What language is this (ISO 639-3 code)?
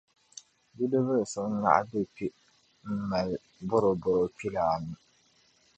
dag